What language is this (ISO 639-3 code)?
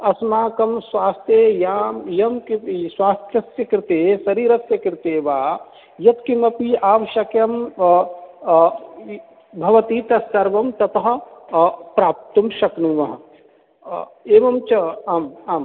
san